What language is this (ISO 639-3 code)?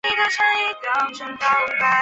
zho